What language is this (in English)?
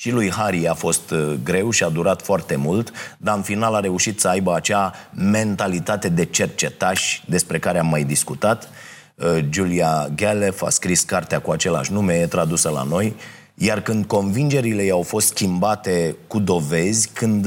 Romanian